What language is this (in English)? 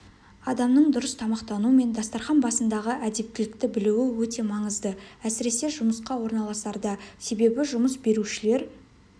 Kazakh